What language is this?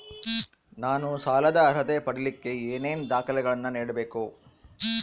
Kannada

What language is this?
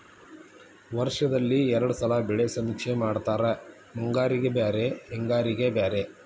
Kannada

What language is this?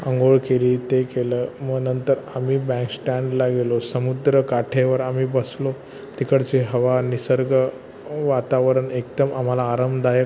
Marathi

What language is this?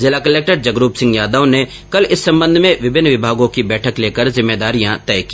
Hindi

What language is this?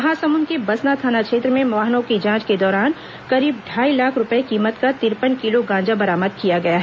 Hindi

